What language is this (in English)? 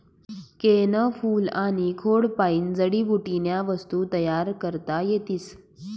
Marathi